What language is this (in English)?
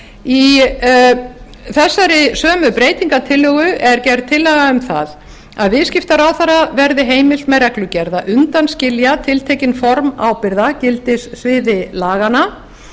Icelandic